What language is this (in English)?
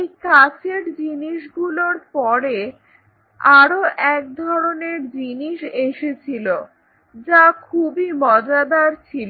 Bangla